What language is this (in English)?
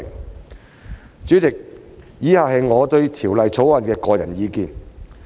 Cantonese